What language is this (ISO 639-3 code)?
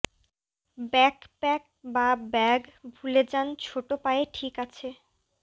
ben